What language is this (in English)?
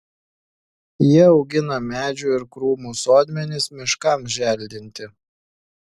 Lithuanian